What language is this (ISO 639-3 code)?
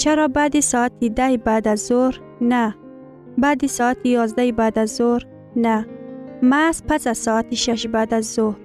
fas